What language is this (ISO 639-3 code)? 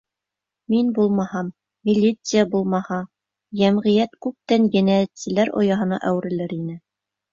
bak